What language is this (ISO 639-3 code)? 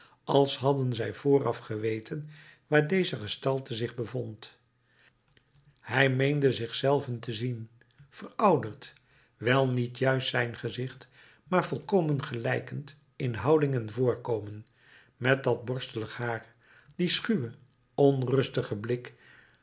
nld